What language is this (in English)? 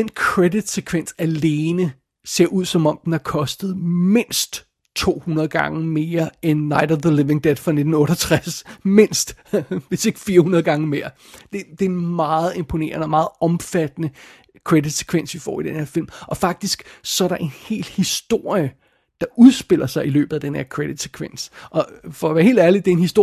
Danish